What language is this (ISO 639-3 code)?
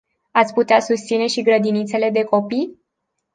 ron